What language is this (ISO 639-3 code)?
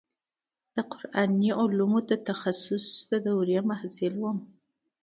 pus